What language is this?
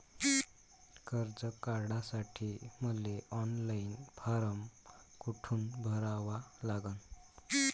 Marathi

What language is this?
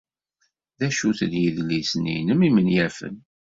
Kabyle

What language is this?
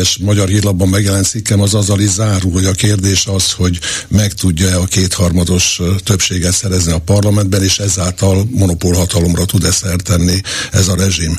Hungarian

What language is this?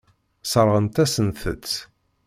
Kabyle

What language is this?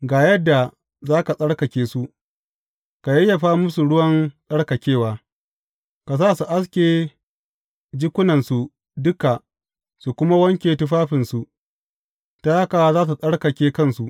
Hausa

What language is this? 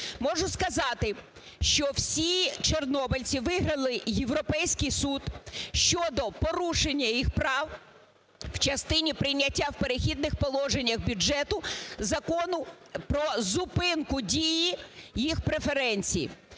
Ukrainian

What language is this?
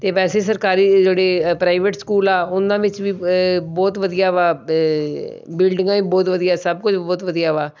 Punjabi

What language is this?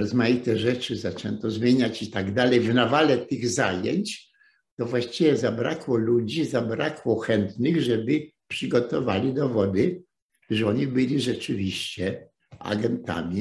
Polish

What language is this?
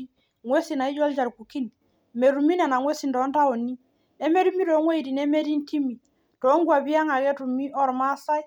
Masai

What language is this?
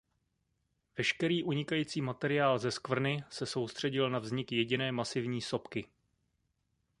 Czech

